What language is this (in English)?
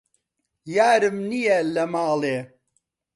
Central Kurdish